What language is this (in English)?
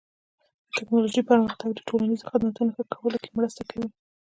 Pashto